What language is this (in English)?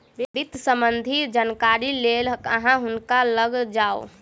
Maithili